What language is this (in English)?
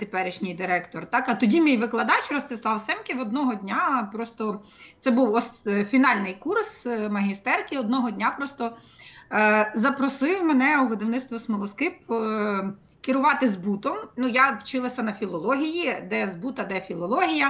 Ukrainian